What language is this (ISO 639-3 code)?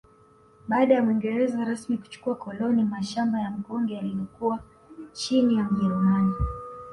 swa